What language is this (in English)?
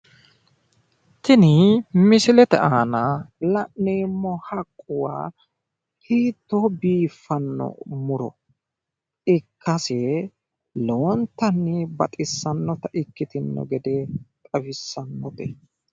Sidamo